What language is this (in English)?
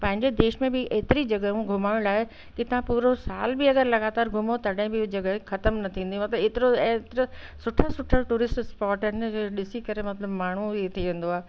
Sindhi